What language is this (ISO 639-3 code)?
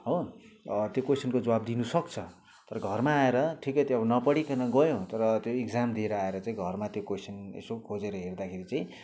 nep